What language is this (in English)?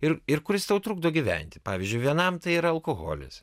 Lithuanian